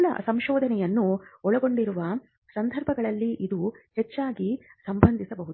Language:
Kannada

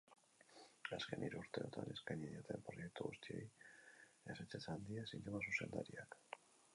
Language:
Basque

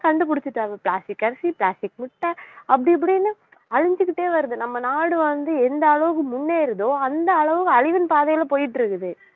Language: Tamil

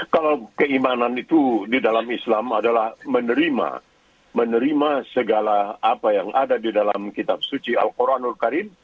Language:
Indonesian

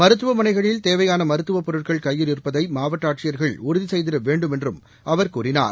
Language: Tamil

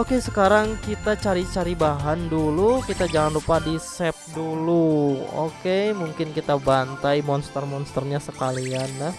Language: Indonesian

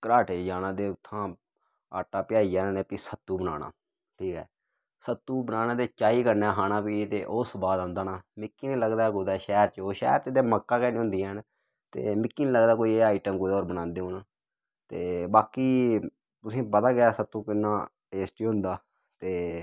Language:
Dogri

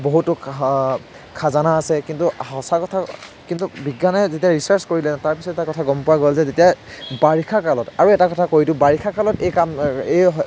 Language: Assamese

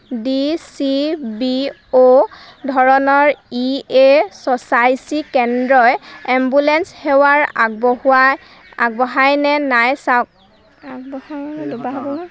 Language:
Assamese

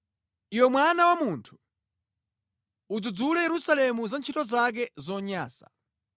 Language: Nyanja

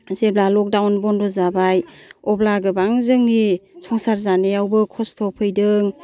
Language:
Bodo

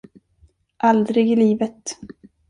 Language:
Swedish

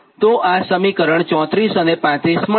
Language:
Gujarati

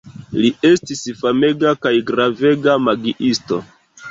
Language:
Esperanto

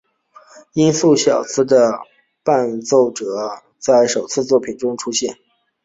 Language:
Chinese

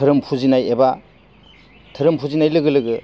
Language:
Bodo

